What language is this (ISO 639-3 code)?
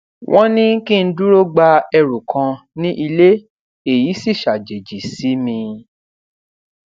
yor